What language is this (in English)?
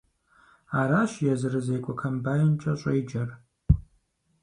Kabardian